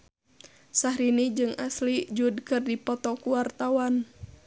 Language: Sundanese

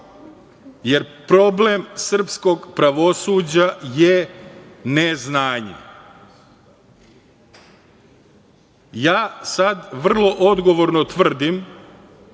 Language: Serbian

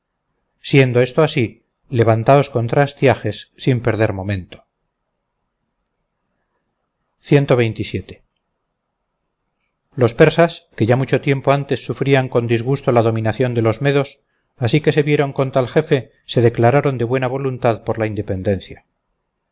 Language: Spanish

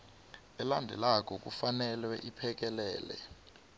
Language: South Ndebele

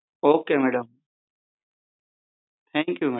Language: Gujarati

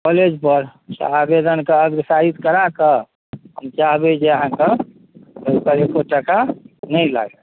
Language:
Maithili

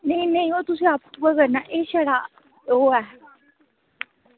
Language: Dogri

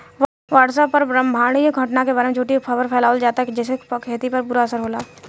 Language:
Bhojpuri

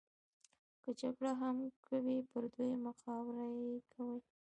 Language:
Pashto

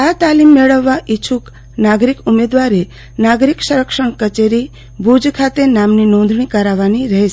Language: Gujarati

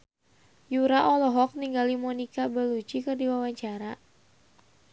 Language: Sundanese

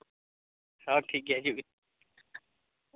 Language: Santali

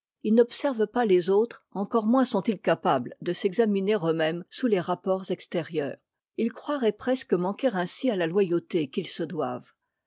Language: French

